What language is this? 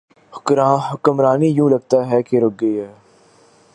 Urdu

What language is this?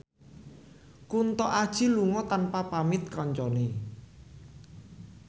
Javanese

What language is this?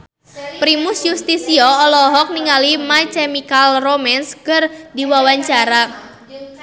Sundanese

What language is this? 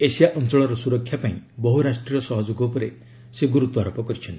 Odia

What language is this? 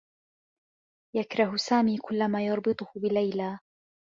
Arabic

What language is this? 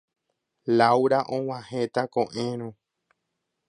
Guarani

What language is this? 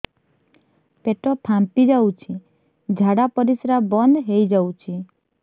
Odia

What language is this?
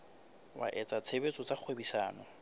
Southern Sotho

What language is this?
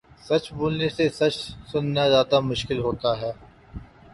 Urdu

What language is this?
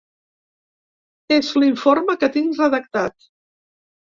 Catalan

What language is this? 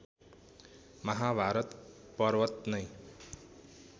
Nepali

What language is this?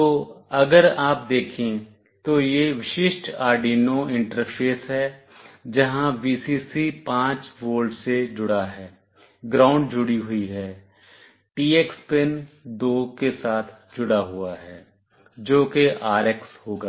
Hindi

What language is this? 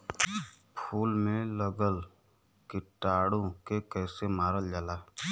Bhojpuri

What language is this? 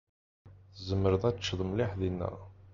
Kabyle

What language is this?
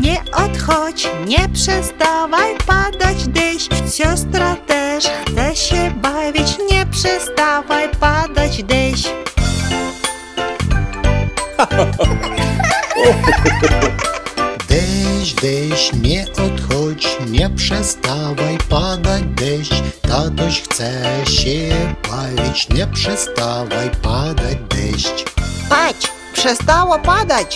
Russian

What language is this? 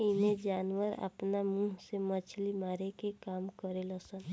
Bhojpuri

